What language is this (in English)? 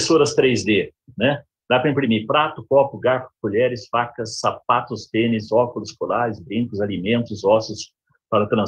Portuguese